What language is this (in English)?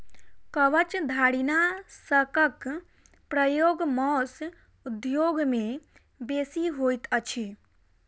Maithili